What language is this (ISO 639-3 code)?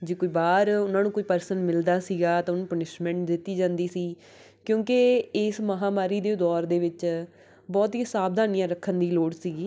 pan